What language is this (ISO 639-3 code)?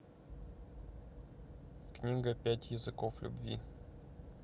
rus